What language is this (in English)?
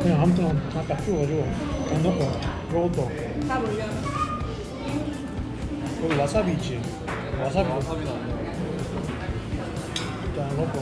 Korean